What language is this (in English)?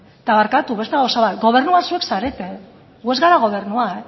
Basque